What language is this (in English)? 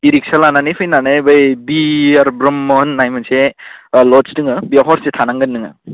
Bodo